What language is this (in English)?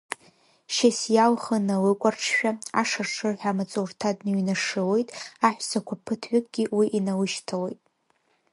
Abkhazian